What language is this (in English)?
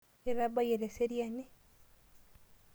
Masai